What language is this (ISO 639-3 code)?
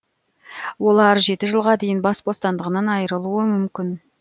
kaz